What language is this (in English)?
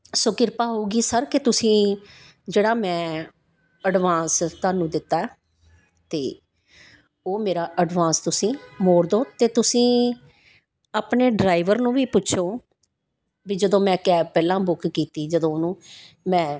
Punjabi